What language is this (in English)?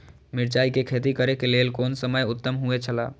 Maithili